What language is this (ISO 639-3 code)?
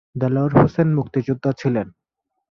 ben